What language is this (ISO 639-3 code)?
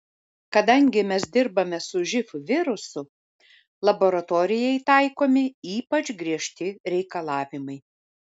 lit